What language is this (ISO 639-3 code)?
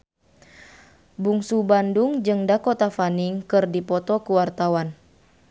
sun